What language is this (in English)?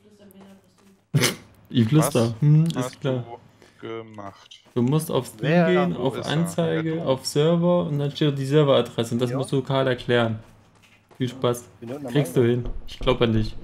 German